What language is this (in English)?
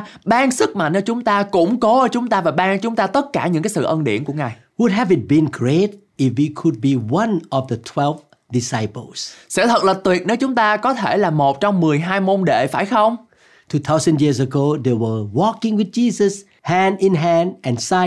Vietnamese